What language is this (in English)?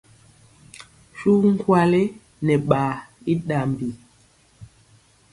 Mpiemo